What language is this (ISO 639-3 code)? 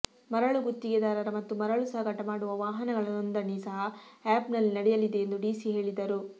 kan